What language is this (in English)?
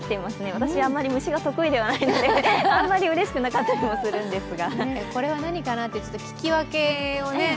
Japanese